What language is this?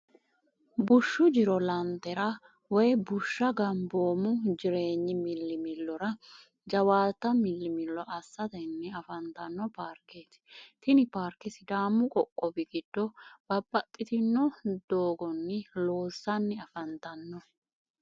Sidamo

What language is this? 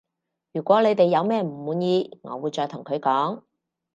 Cantonese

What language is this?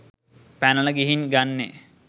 Sinhala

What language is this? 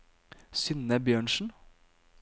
Norwegian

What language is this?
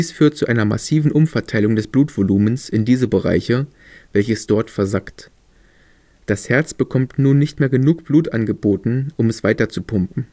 German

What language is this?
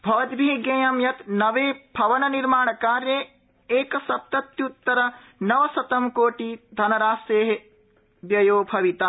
Sanskrit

